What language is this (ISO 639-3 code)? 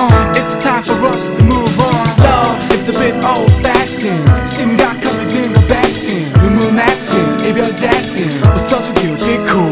ron